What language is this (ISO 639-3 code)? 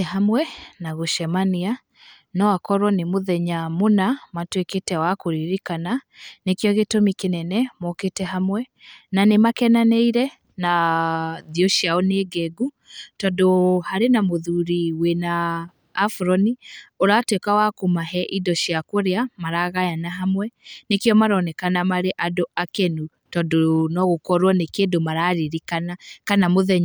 kik